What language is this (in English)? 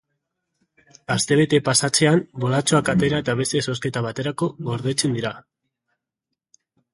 Basque